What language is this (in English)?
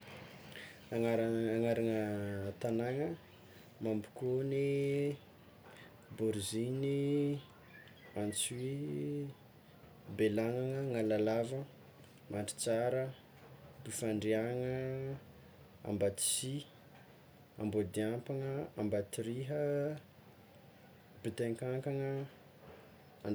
Tsimihety Malagasy